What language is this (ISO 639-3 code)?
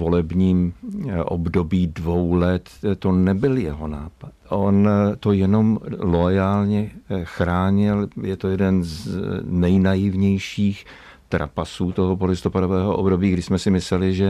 ces